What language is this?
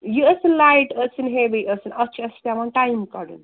Kashmiri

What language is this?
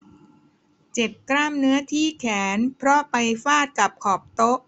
Thai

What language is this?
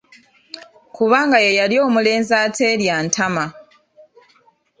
Ganda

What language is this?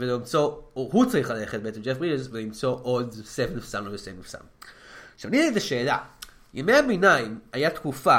Hebrew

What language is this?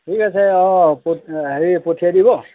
Assamese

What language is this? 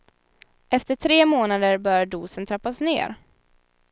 Swedish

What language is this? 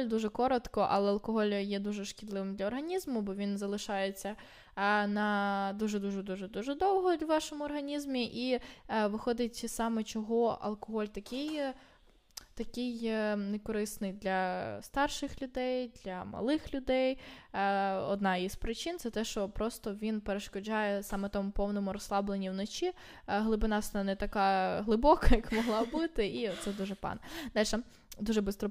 Ukrainian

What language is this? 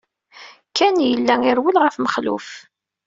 Kabyle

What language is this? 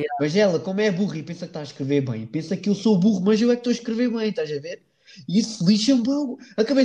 Portuguese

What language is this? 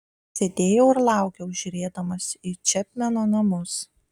Lithuanian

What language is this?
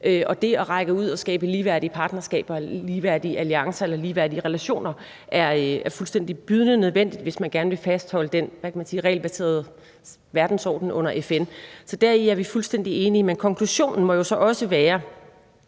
Danish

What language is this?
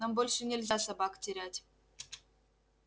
Russian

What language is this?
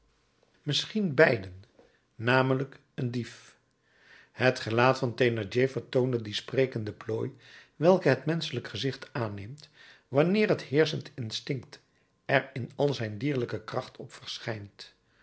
Dutch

